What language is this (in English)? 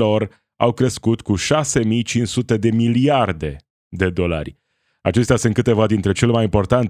Romanian